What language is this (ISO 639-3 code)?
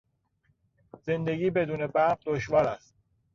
fas